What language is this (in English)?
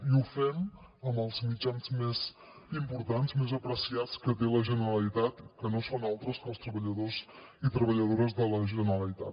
Catalan